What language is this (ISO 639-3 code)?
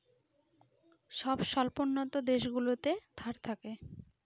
ben